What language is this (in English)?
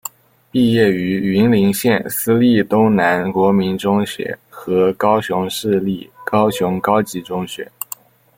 Chinese